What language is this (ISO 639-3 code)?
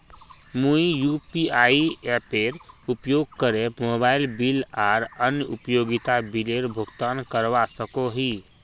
mag